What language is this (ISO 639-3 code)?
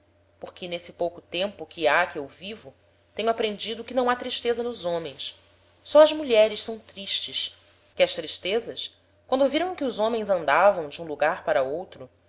por